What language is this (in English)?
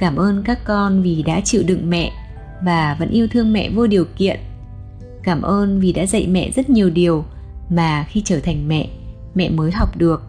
Vietnamese